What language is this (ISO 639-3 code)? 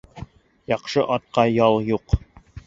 bak